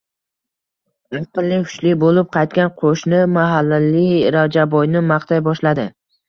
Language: Uzbek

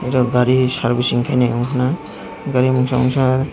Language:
Kok Borok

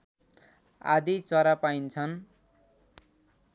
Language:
Nepali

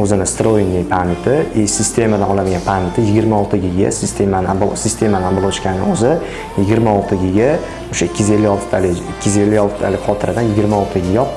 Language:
Turkish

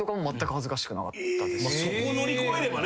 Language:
Japanese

